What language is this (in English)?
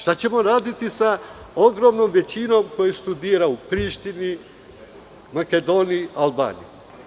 Serbian